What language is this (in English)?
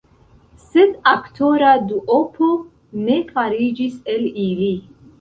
Esperanto